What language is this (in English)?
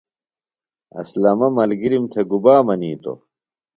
Phalura